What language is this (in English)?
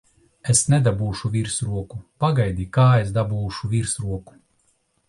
Latvian